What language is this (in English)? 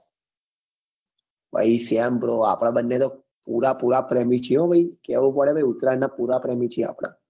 Gujarati